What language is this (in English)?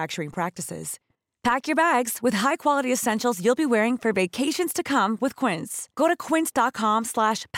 Finnish